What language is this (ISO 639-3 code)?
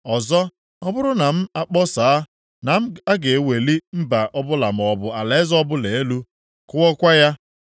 ibo